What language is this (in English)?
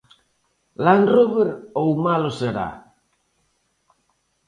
Galician